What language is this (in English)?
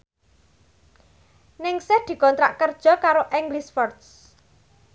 Javanese